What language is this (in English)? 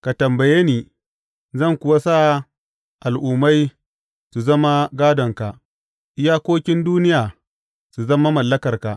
Hausa